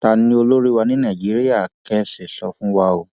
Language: Yoruba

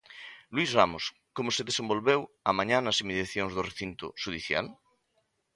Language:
Galician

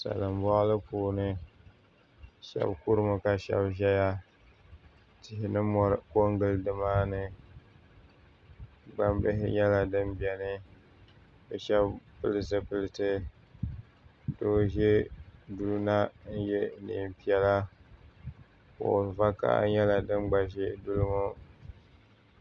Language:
Dagbani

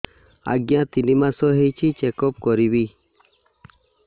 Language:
Odia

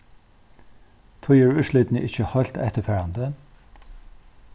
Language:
Faroese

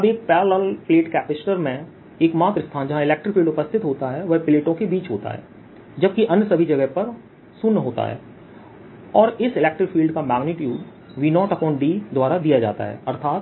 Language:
Hindi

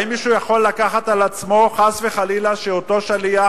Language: Hebrew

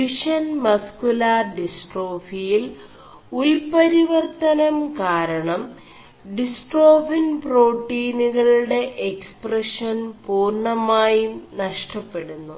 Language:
Malayalam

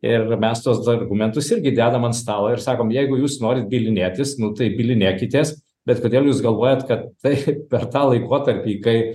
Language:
Lithuanian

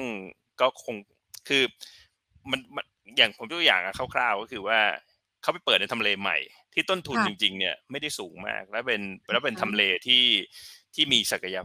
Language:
Thai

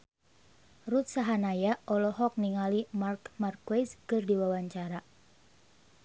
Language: Sundanese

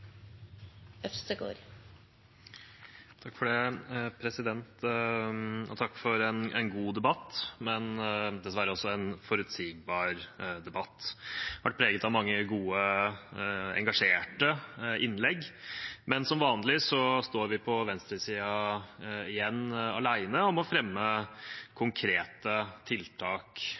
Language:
Norwegian Bokmål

